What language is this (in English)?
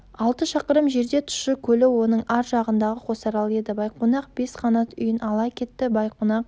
Kazakh